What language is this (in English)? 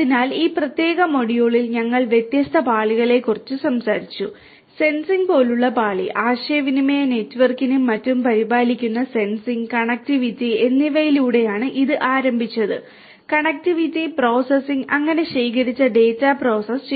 Malayalam